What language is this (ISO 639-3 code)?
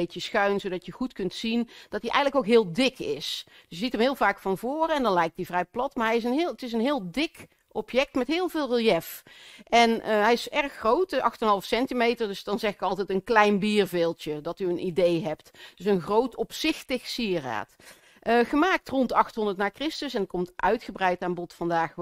nld